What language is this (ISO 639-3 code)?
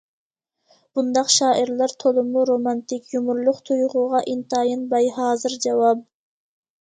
uig